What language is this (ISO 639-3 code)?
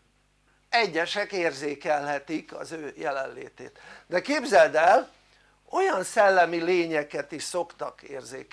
hun